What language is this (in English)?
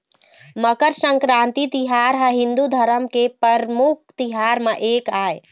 Chhattisgarhi